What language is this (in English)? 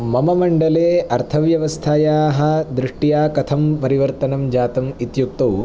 Sanskrit